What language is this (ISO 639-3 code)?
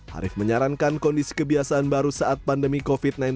ind